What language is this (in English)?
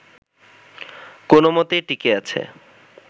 Bangla